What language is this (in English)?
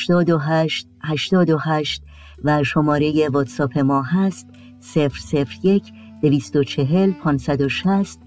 Persian